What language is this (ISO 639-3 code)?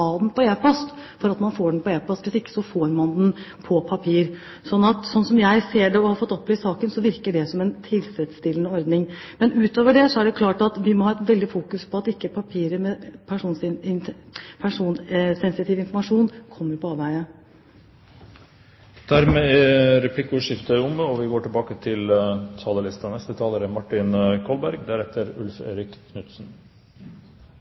nor